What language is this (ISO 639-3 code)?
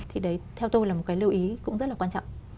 vie